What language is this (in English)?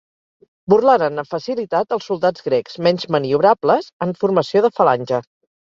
Catalan